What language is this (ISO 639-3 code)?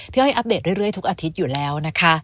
tha